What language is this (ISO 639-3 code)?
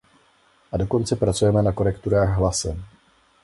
ces